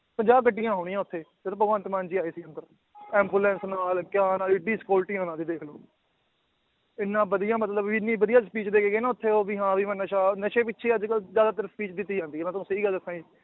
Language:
Punjabi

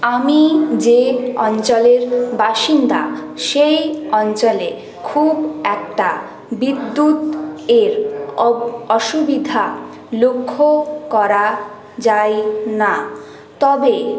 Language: Bangla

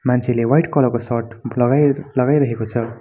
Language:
Nepali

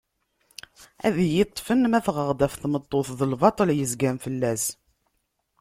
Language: Kabyle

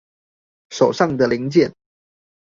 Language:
Chinese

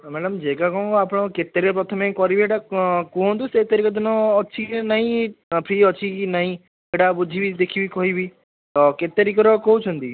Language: Odia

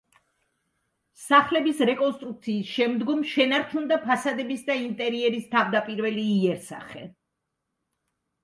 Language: Georgian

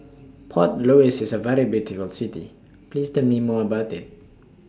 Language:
English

